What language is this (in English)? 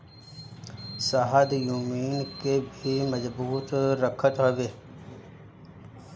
Bhojpuri